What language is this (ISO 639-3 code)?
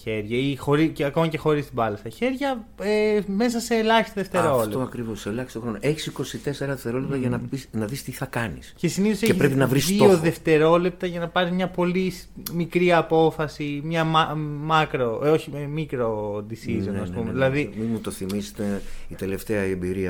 ell